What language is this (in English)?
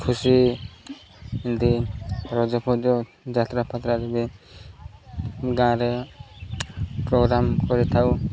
Odia